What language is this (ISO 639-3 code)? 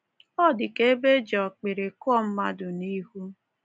ibo